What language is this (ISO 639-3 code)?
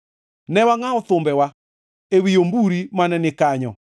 luo